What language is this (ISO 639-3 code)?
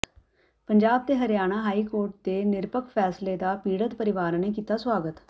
pan